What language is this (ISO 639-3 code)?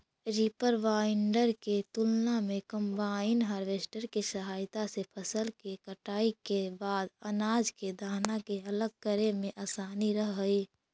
mag